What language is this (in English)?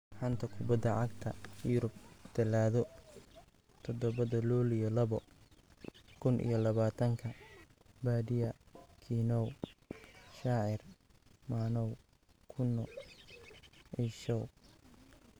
Somali